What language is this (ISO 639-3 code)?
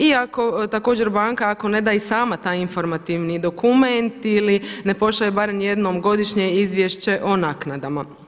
hrv